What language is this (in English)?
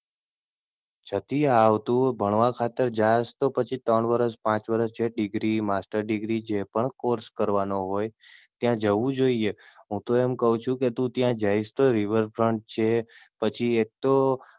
Gujarati